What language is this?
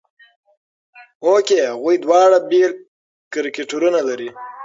Pashto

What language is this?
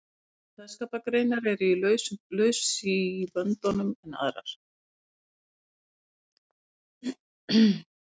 Icelandic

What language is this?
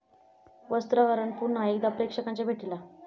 Marathi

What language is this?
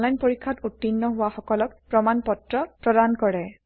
Assamese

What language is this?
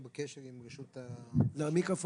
Hebrew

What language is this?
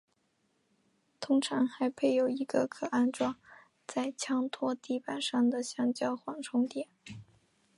Chinese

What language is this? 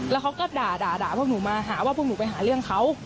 Thai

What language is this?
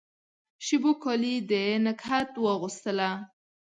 Pashto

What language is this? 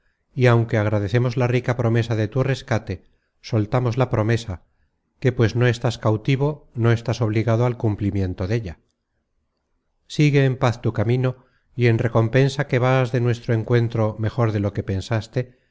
Spanish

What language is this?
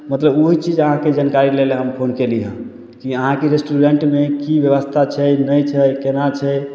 Maithili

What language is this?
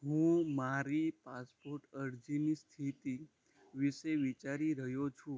Gujarati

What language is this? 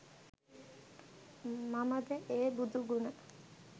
Sinhala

